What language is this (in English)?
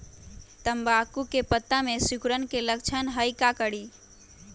Magahi